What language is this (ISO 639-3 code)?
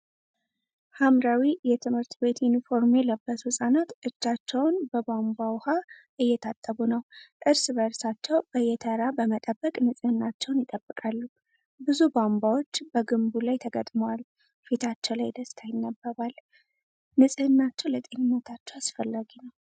amh